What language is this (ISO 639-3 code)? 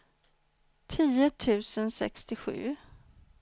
swe